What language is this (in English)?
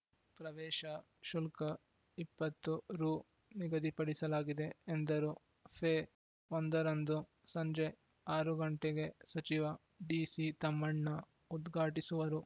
Kannada